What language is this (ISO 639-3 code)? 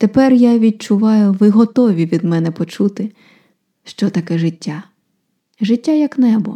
ukr